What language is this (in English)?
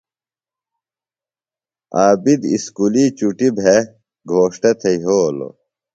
Phalura